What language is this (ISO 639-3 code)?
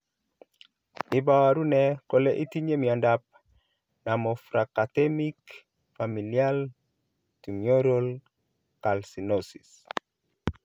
kln